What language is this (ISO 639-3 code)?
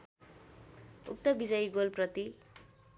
nep